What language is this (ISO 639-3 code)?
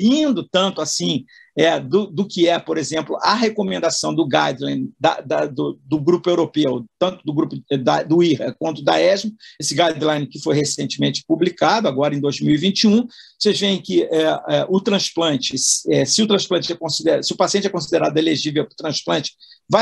por